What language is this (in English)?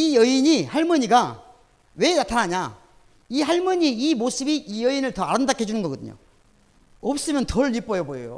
Korean